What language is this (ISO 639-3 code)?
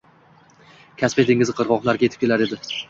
uzb